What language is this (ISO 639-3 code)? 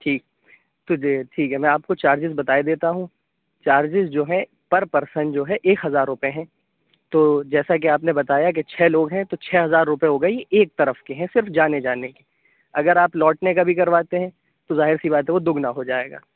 urd